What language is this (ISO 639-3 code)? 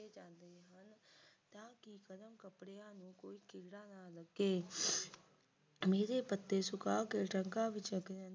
pan